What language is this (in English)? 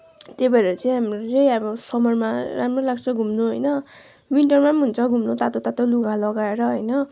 Nepali